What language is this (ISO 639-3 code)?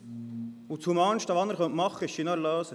gsw